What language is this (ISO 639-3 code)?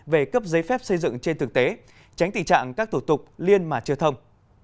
vie